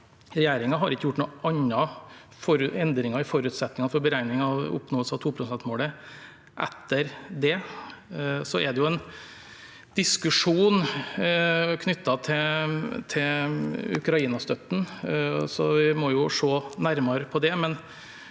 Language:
Norwegian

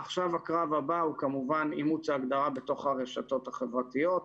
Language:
Hebrew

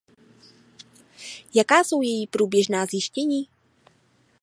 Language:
Czech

